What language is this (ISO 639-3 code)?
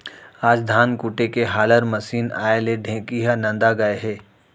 hne